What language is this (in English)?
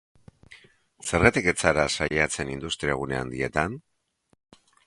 Basque